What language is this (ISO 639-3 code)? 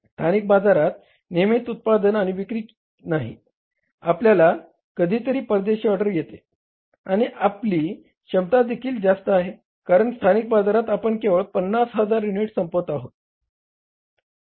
mar